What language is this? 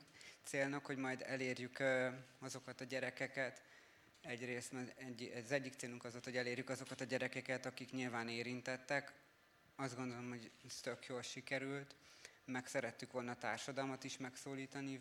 Hungarian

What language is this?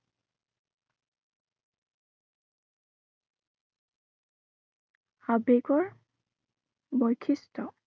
Assamese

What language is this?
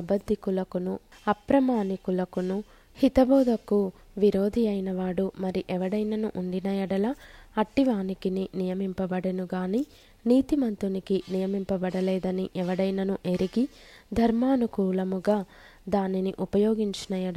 Telugu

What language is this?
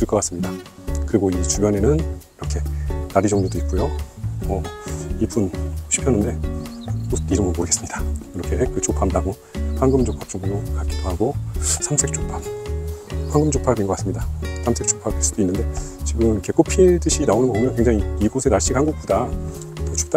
Korean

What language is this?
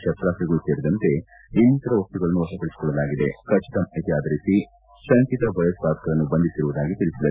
Kannada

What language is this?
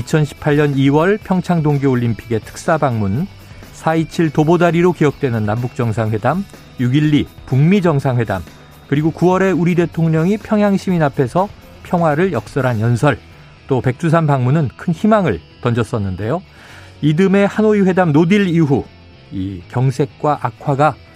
Korean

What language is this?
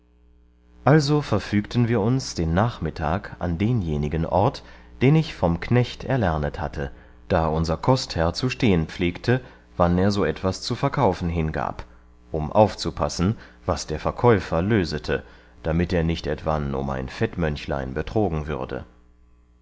German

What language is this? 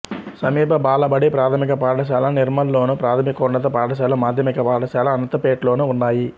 Telugu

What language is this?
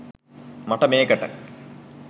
Sinhala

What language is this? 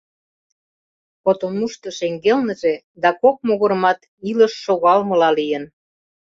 Mari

